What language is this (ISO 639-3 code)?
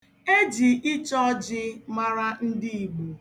ibo